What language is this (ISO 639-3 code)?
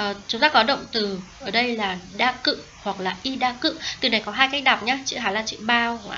vie